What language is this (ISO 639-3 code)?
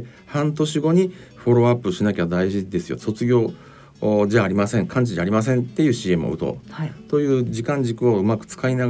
jpn